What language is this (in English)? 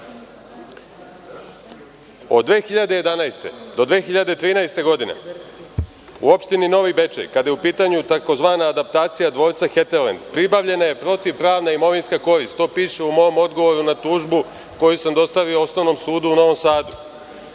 Serbian